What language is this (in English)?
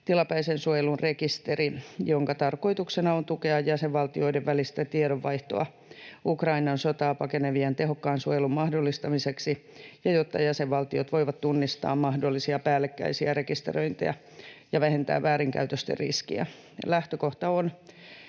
Finnish